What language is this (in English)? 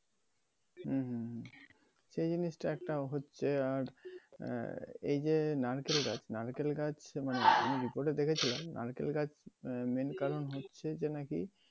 Bangla